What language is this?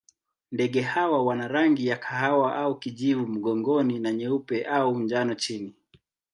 Swahili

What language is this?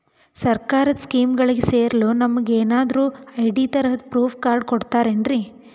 Kannada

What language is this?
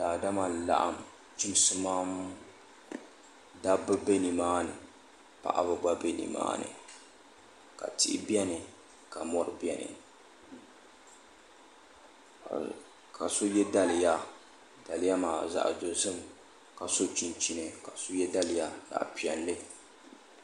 Dagbani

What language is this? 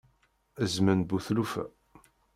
Kabyle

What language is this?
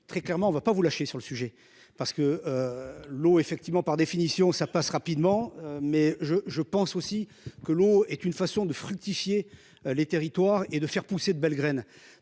French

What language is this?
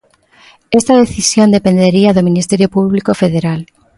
Galician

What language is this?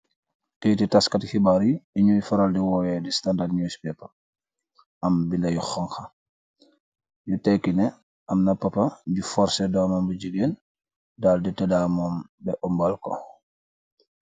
Wolof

